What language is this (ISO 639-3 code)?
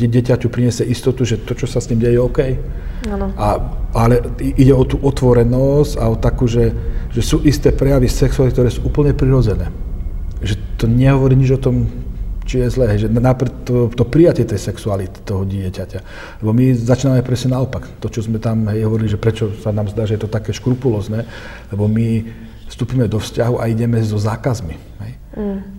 slk